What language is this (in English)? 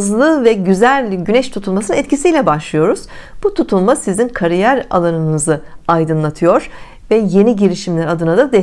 Turkish